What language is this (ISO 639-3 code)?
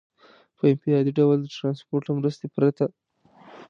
pus